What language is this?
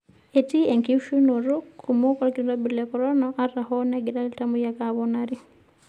Masai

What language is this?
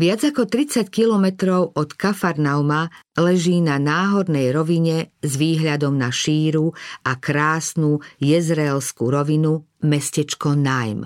Slovak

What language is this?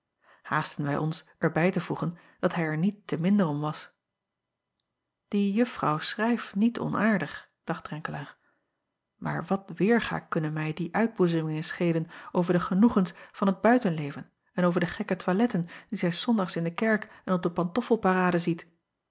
Dutch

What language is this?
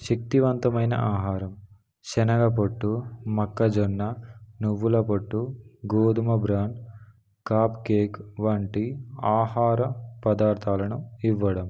Telugu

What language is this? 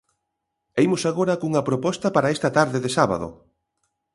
Galician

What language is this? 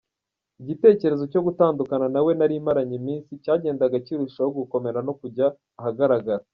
Kinyarwanda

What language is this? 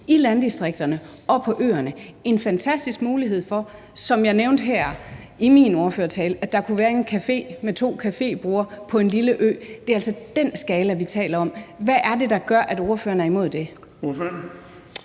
Danish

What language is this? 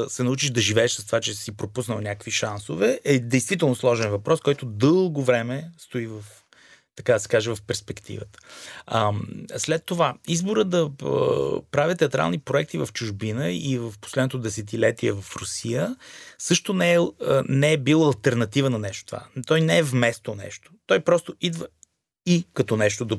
Bulgarian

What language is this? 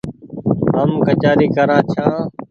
Goaria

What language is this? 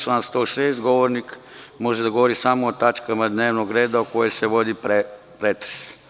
Serbian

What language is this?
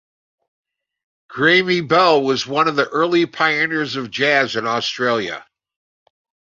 English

